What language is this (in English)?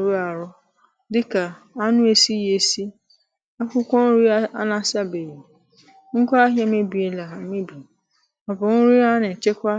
Igbo